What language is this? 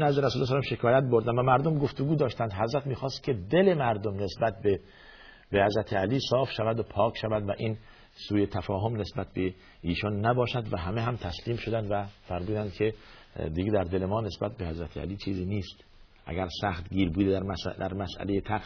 Persian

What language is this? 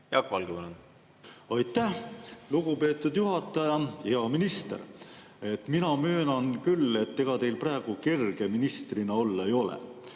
Estonian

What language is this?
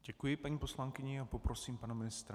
Czech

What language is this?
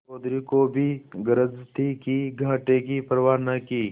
Hindi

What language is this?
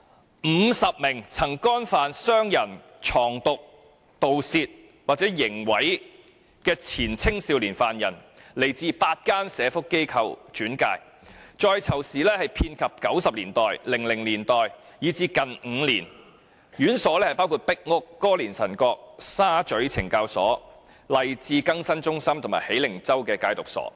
Cantonese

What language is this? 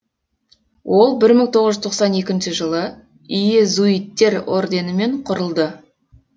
Kazakh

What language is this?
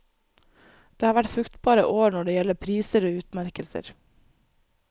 Norwegian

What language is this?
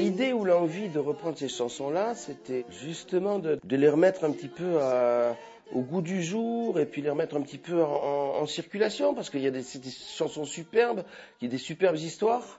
French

